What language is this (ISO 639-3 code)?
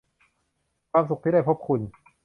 tha